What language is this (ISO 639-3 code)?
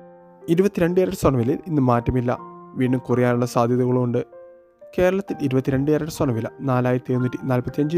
ita